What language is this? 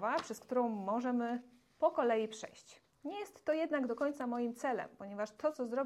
Polish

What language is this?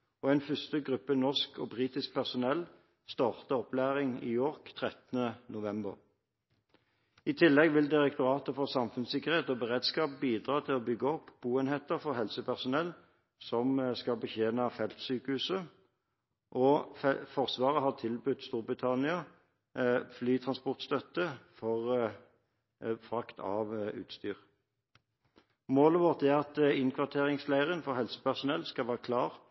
Norwegian Bokmål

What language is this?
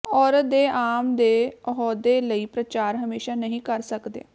Punjabi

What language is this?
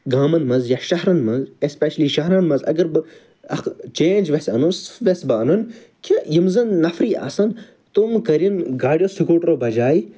Kashmiri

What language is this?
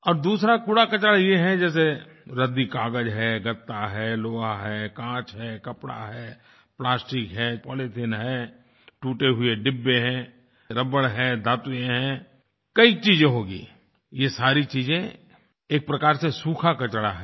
Hindi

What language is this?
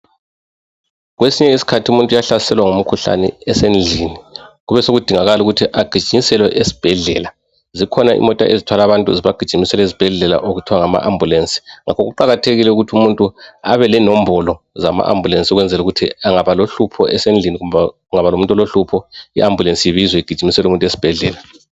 North Ndebele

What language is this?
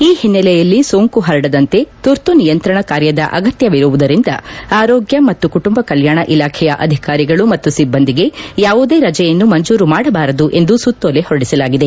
Kannada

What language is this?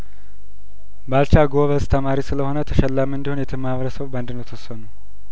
Amharic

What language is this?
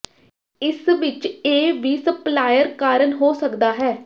Punjabi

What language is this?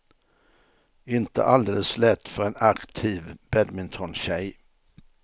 Swedish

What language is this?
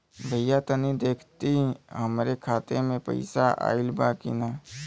Bhojpuri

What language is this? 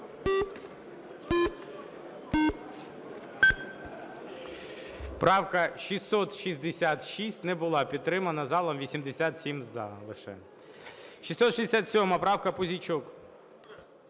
Ukrainian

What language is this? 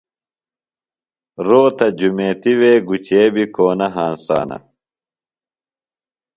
Phalura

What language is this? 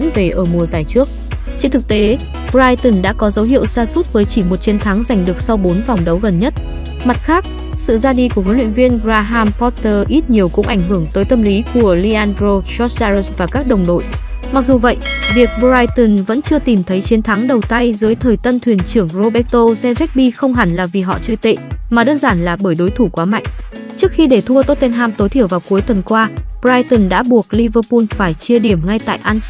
Vietnamese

